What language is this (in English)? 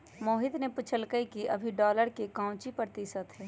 Magahi